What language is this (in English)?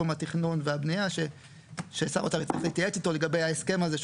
Hebrew